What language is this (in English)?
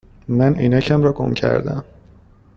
Persian